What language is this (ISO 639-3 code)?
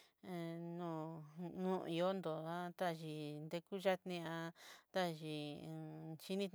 mxy